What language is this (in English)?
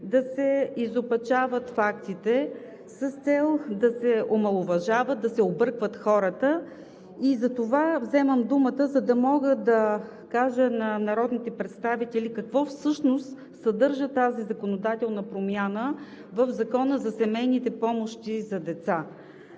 Bulgarian